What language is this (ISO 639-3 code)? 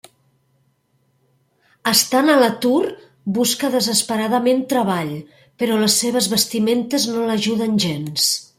cat